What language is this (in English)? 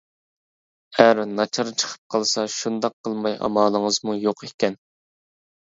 Uyghur